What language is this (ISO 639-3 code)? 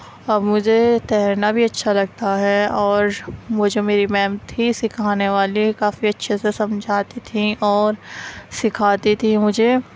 urd